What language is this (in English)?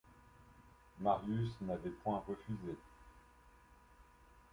French